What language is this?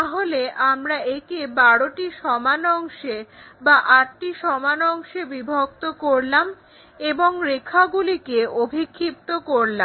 Bangla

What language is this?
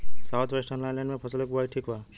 Bhojpuri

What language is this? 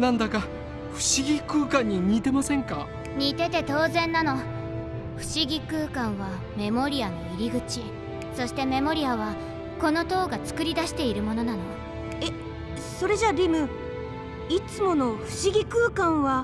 Japanese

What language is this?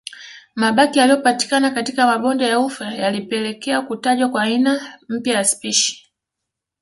Swahili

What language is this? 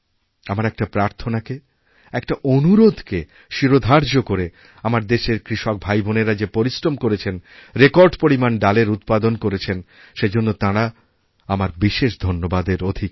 Bangla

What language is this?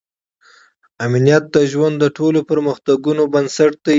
Pashto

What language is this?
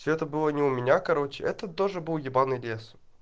Russian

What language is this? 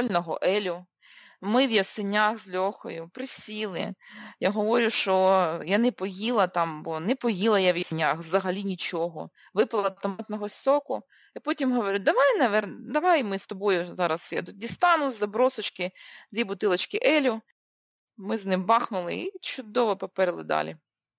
Ukrainian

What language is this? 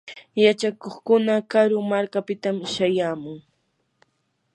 Yanahuanca Pasco Quechua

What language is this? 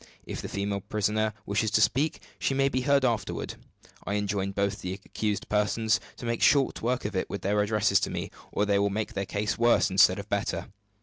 English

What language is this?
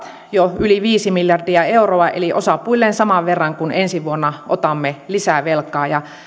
Finnish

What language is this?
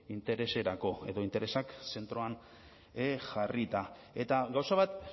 Basque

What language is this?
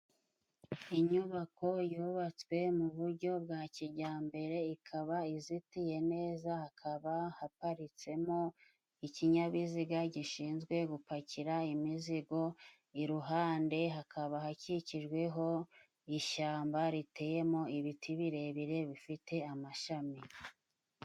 Kinyarwanda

